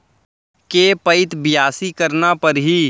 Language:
Chhattisgarhi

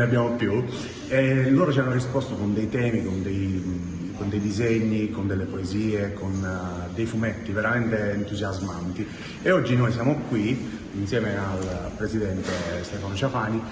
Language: Italian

